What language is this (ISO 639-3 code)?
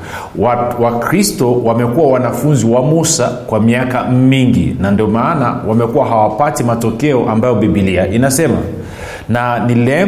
swa